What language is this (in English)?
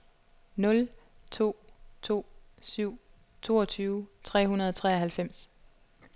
Danish